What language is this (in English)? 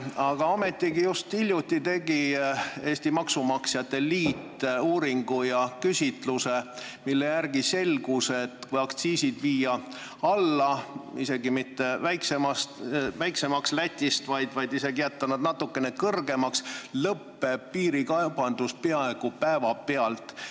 Estonian